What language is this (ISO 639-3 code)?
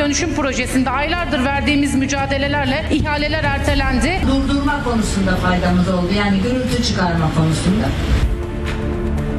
tur